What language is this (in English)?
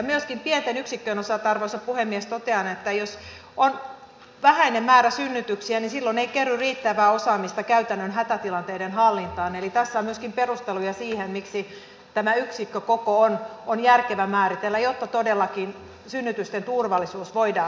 Finnish